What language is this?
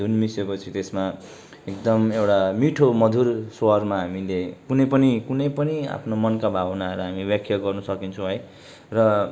Nepali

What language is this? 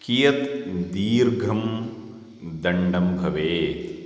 Sanskrit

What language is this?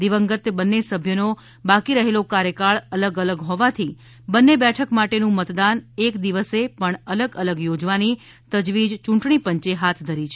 Gujarati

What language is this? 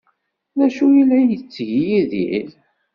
Kabyle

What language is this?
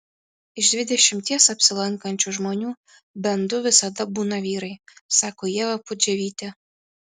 Lithuanian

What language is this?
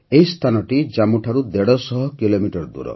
Odia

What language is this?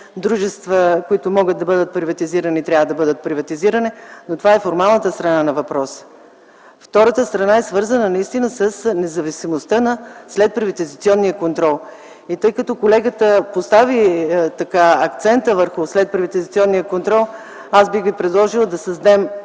Bulgarian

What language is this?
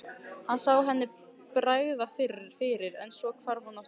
Icelandic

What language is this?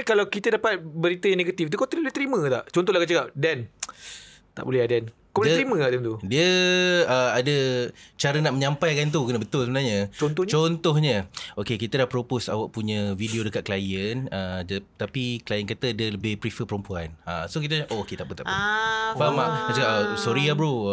Malay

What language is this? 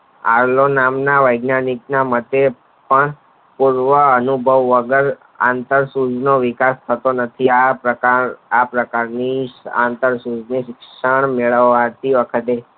Gujarati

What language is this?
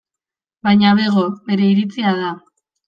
Basque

